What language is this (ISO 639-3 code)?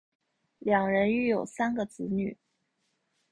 zho